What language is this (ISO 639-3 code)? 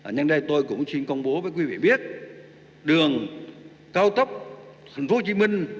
vie